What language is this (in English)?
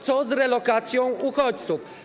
Polish